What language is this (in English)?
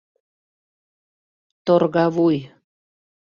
Mari